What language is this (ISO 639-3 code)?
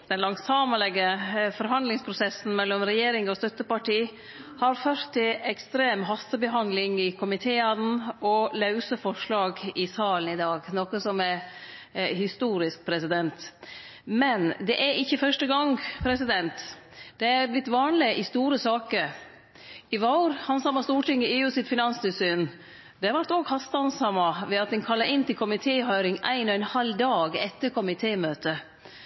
nno